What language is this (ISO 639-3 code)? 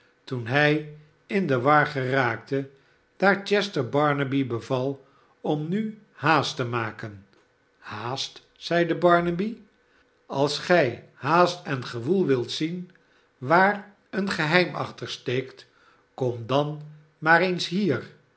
nld